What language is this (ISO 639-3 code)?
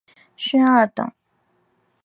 zho